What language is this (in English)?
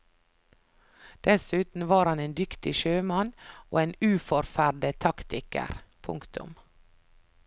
Norwegian